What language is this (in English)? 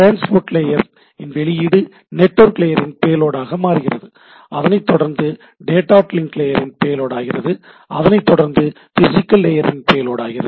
Tamil